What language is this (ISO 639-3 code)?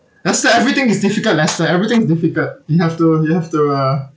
eng